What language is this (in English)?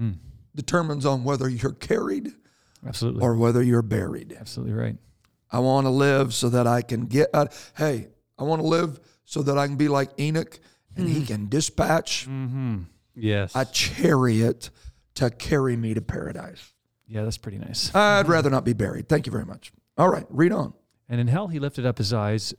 English